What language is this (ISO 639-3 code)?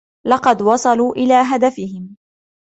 ara